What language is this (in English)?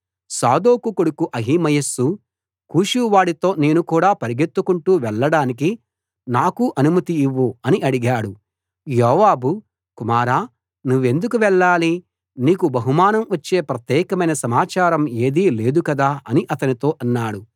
Telugu